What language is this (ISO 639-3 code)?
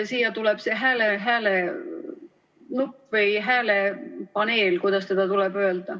est